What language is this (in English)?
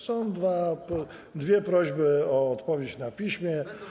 Polish